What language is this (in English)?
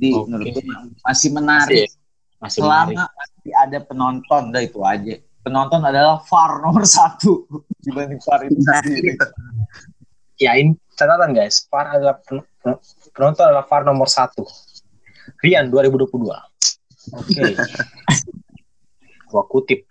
Indonesian